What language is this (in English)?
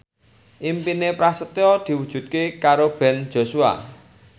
Javanese